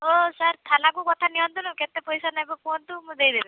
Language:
Odia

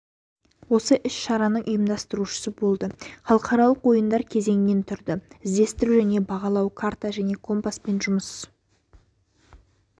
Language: Kazakh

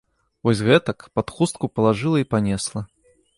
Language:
Belarusian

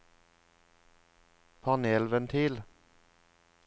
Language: Norwegian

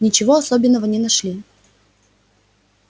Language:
Russian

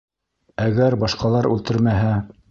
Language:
Bashkir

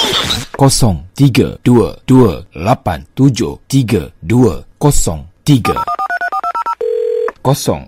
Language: Malay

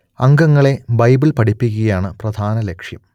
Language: Malayalam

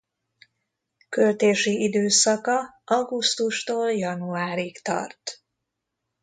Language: Hungarian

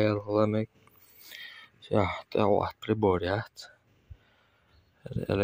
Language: Arabic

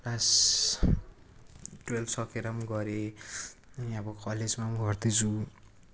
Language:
Nepali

